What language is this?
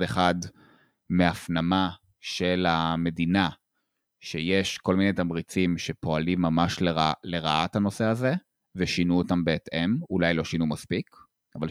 Hebrew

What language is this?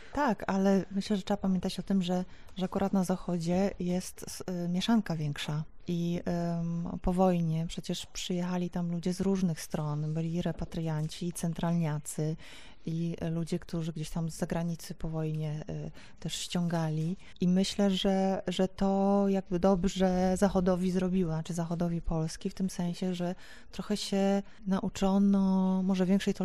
Polish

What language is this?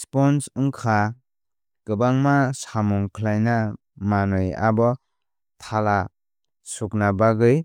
Kok Borok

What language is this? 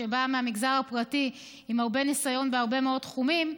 Hebrew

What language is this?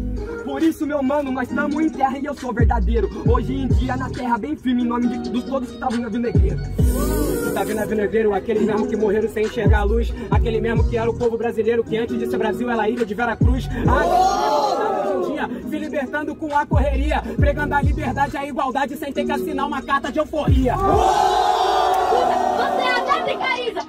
Portuguese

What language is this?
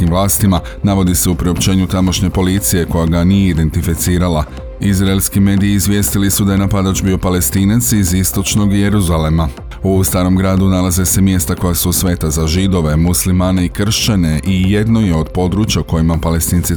Croatian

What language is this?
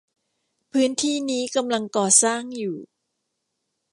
Thai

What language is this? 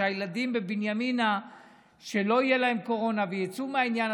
Hebrew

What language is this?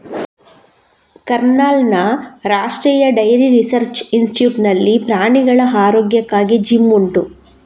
Kannada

